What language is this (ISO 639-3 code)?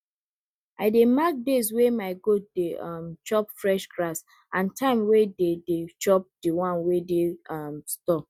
pcm